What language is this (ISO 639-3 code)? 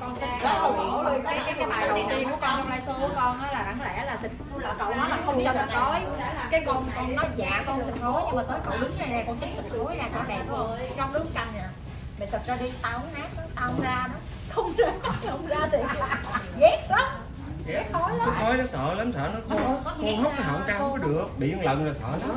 vie